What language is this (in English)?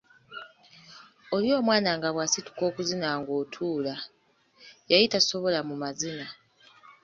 Ganda